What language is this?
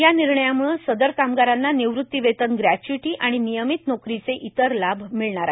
Marathi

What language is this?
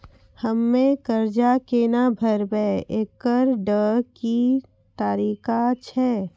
Maithili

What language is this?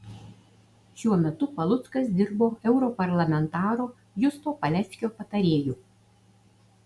Lithuanian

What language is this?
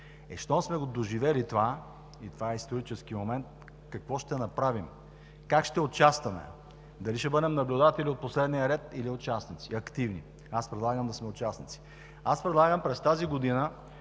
Bulgarian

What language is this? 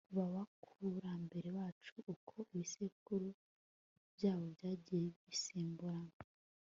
Kinyarwanda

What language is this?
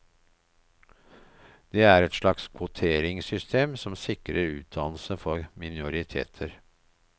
Norwegian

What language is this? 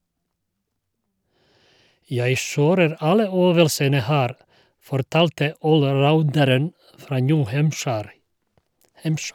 Norwegian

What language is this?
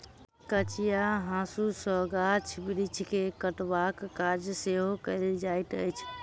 Maithili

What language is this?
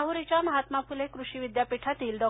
Marathi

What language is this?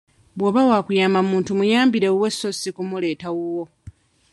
Ganda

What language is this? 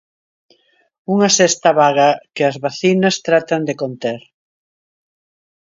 Galician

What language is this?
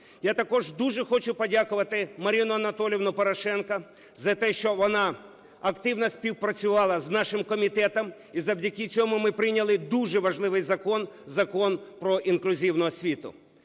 Ukrainian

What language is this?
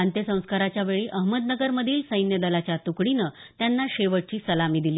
Marathi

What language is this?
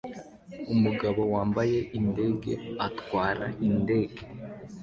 Kinyarwanda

